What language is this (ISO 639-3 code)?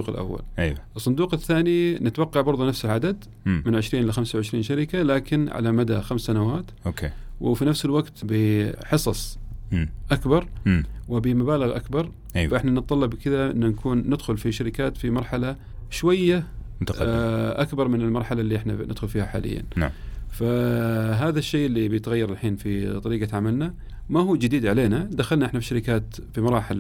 ara